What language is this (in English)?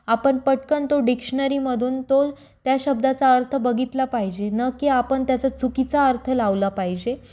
Marathi